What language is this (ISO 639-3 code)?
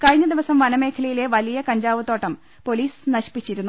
mal